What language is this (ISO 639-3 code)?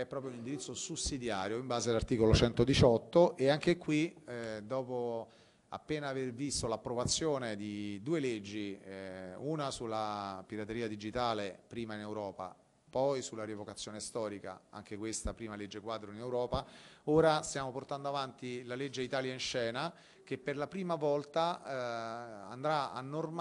ita